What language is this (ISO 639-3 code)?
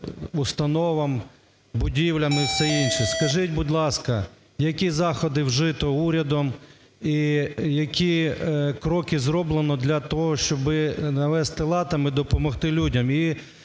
ukr